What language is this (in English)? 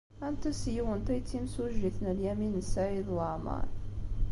Kabyle